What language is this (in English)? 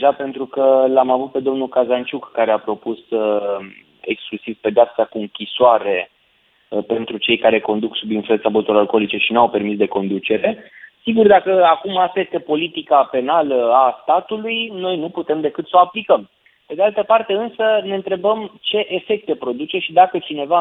Romanian